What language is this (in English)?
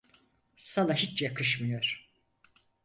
Turkish